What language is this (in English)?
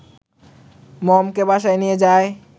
Bangla